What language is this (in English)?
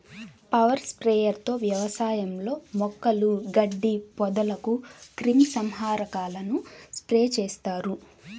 Telugu